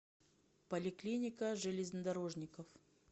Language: Russian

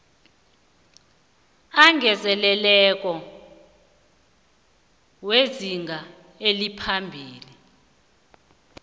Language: South Ndebele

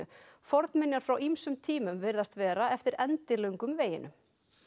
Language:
Icelandic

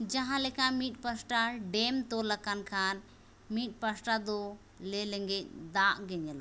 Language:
Santali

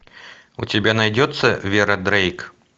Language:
Russian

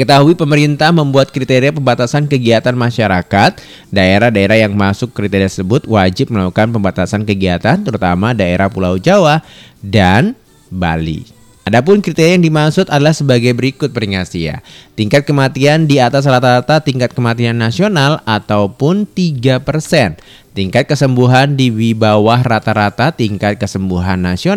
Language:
Indonesian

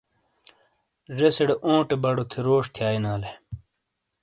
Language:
Shina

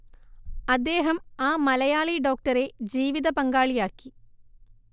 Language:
Malayalam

